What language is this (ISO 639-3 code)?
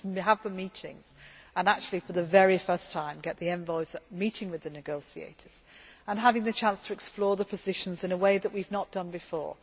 eng